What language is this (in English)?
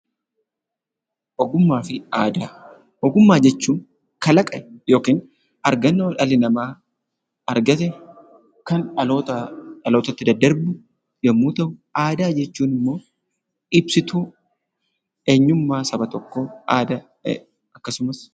Oromo